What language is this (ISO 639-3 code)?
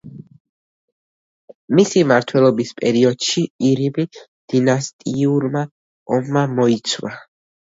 kat